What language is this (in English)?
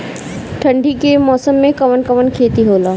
Bhojpuri